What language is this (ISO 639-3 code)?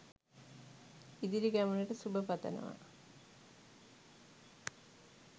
sin